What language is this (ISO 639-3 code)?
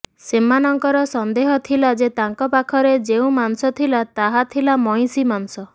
ori